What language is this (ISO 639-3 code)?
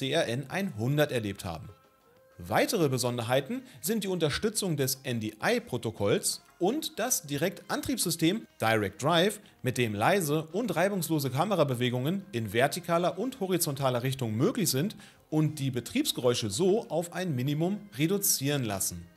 deu